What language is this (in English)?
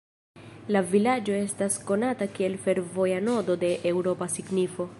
Esperanto